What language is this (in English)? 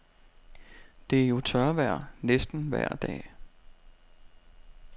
Danish